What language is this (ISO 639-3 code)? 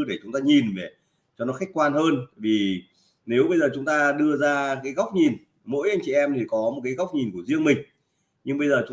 vie